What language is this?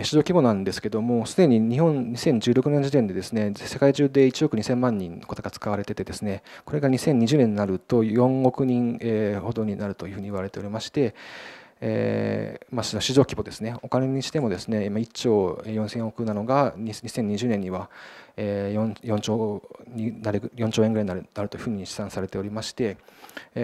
Japanese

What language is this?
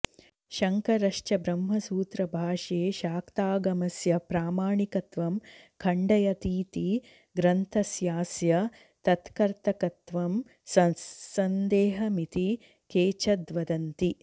Sanskrit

